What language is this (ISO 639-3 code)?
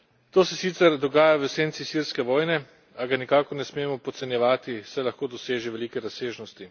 slv